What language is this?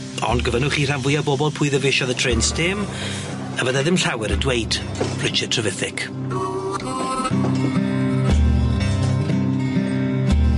Welsh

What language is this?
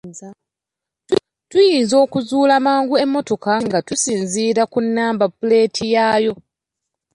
Ganda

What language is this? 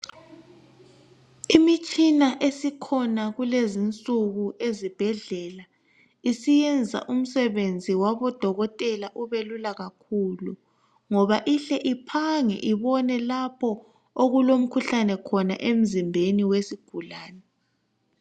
North Ndebele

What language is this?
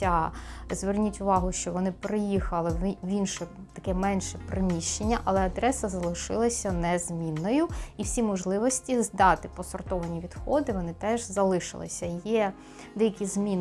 Ukrainian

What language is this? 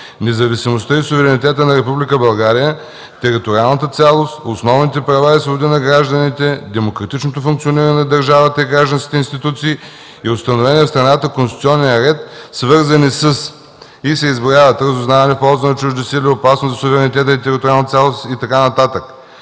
Bulgarian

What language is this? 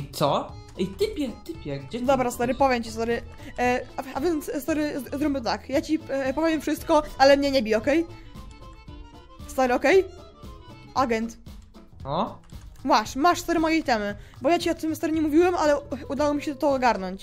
Polish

